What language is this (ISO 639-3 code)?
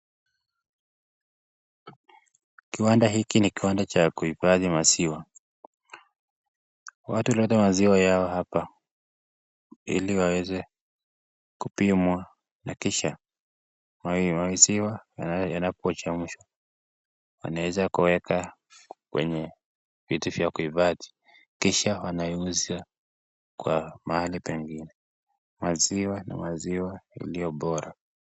swa